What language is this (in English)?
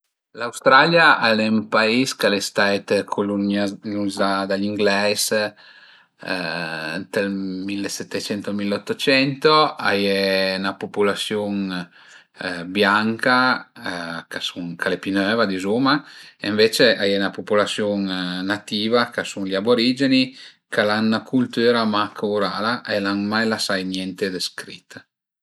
Piedmontese